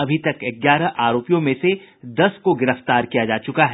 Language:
Hindi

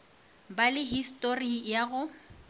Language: Northern Sotho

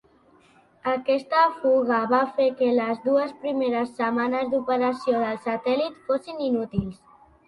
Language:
Catalan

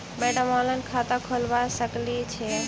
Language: Maithili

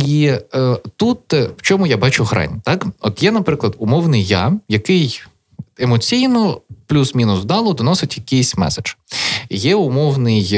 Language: Ukrainian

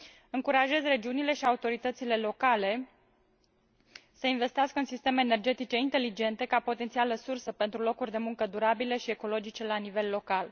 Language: Romanian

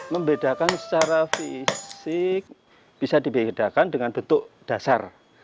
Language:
Indonesian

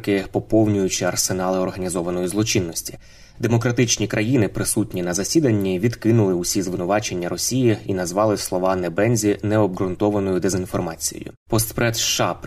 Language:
Ukrainian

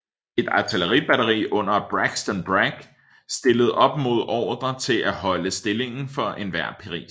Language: Danish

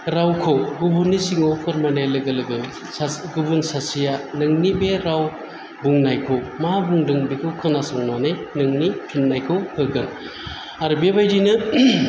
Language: Bodo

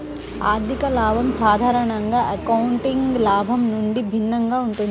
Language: Telugu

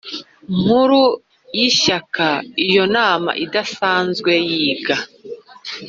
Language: Kinyarwanda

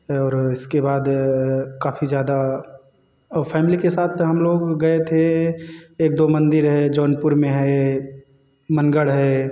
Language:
Hindi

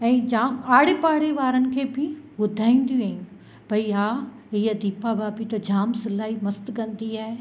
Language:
Sindhi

